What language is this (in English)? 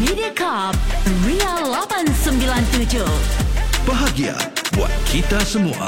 Malay